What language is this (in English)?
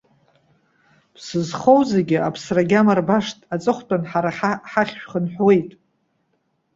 Abkhazian